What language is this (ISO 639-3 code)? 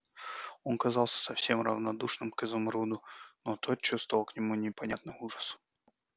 rus